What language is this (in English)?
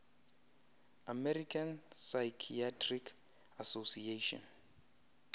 Xhosa